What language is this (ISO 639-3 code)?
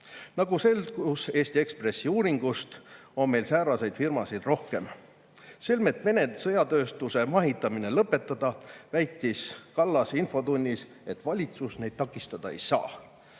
est